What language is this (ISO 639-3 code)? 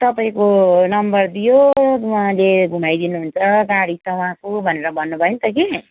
nep